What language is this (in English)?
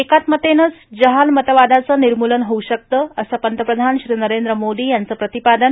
Marathi